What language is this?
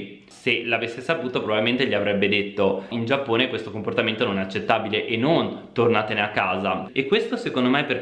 Italian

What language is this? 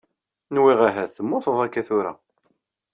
Kabyle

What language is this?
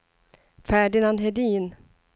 Swedish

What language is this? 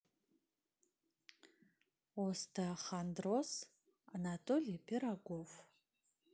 Russian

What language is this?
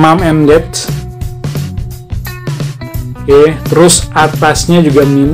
Indonesian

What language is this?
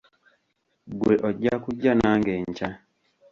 Ganda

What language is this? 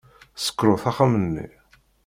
Kabyle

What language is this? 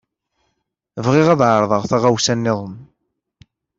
Kabyle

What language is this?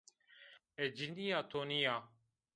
Zaza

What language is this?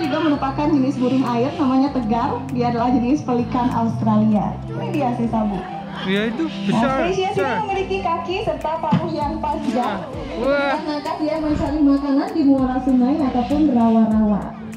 Indonesian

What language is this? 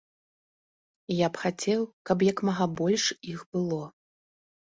Belarusian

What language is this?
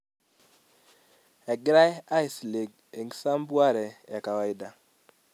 Masai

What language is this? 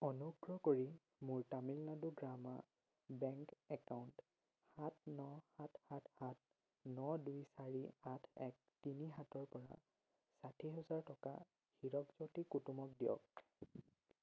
Assamese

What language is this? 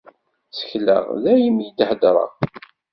Kabyle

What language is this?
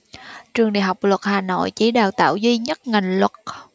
Vietnamese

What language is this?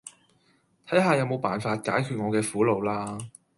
Cantonese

